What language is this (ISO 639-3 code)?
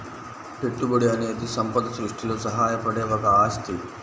tel